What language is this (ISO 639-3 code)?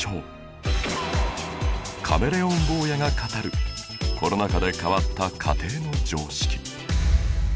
jpn